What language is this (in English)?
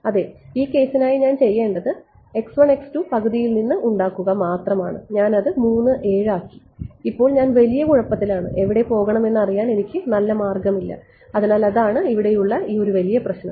Malayalam